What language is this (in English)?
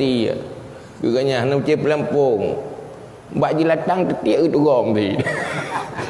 Malay